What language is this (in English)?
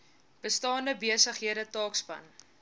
Afrikaans